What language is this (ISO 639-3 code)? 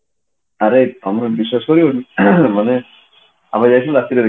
ori